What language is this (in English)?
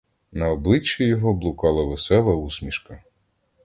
Ukrainian